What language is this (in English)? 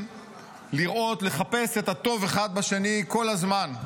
Hebrew